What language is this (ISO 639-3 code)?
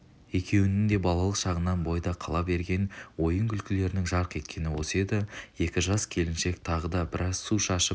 kaz